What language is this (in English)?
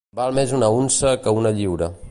Catalan